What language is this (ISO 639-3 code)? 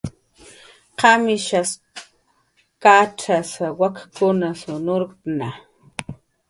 jqr